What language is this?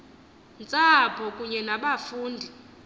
Xhosa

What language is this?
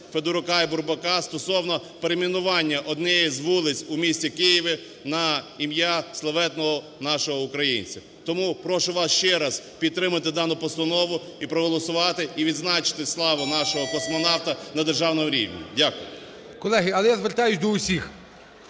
Ukrainian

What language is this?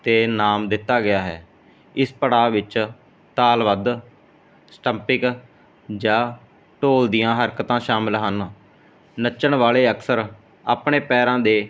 Punjabi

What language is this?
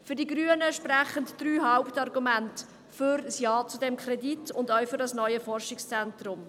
Swiss German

